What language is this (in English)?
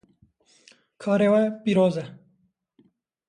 Kurdish